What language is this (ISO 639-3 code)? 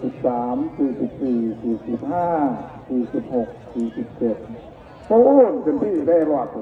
tha